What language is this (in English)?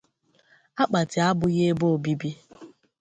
Igbo